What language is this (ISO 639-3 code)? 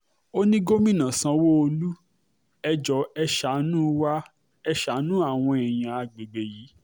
yor